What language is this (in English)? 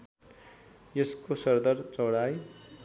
Nepali